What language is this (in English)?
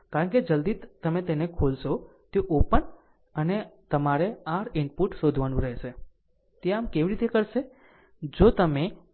Gujarati